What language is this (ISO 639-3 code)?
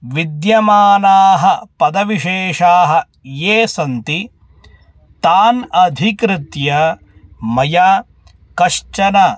san